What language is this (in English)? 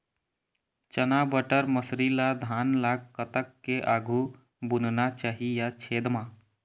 Chhattisgarhi